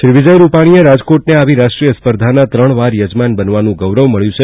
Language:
Gujarati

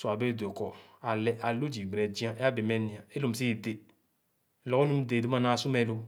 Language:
Khana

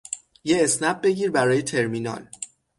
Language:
Persian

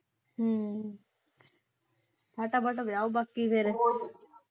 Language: Punjabi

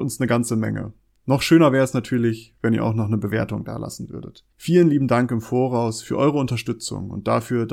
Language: German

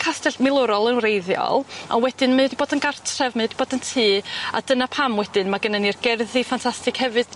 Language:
Welsh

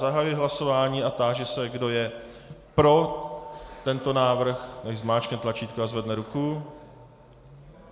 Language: Czech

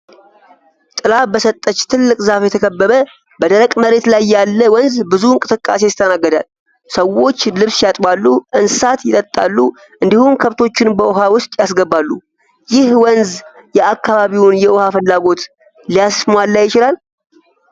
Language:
Amharic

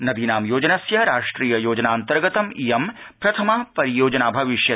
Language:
Sanskrit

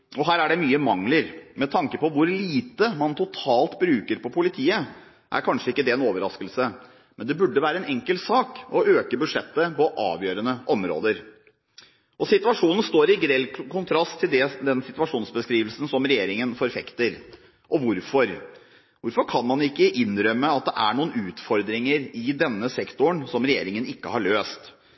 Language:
Norwegian Bokmål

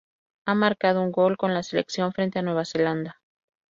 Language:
Spanish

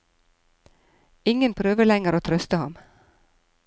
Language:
Norwegian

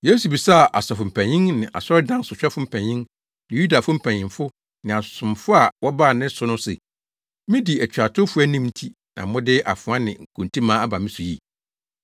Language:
Akan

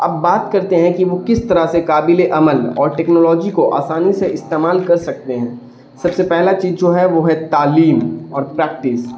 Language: Urdu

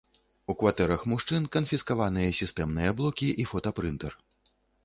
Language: Belarusian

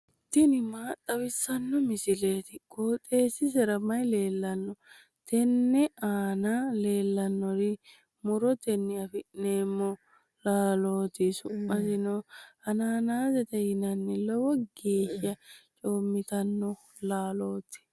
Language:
Sidamo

